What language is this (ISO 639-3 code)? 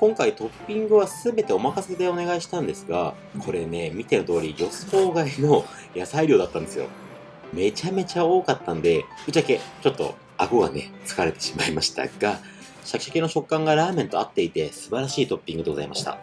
jpn